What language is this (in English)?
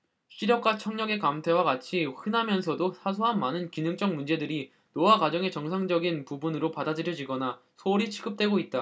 Korean